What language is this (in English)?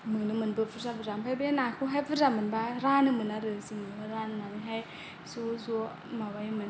Bodo